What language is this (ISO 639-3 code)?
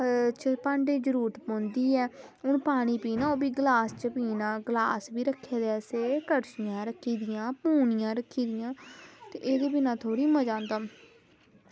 doi